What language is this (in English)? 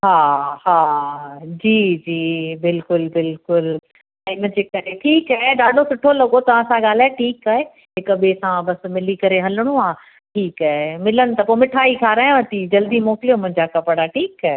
Sindhi